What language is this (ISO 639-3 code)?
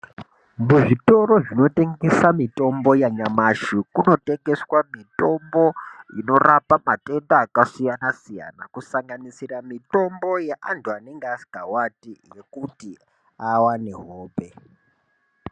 ndc